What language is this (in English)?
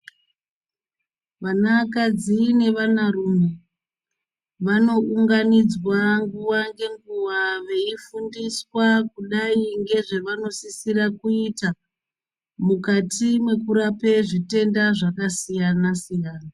Ndau